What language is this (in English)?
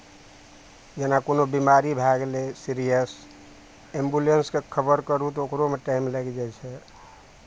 Maithili